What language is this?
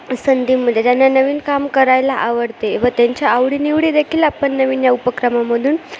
Marathi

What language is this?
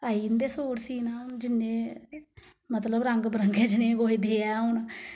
Dogri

